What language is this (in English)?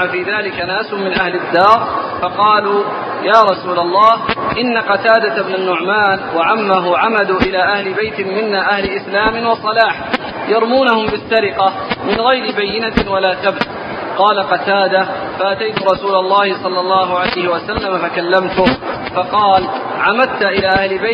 Arabic